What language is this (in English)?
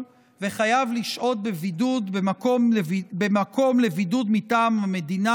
Hebrew